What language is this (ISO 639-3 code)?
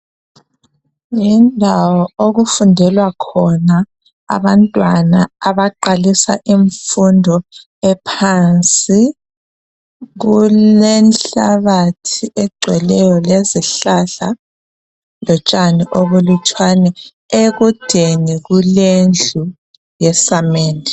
nde